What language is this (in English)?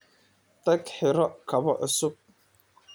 Somali